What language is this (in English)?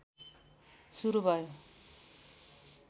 Nepali